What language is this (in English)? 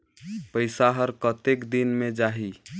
Chhattisgarhi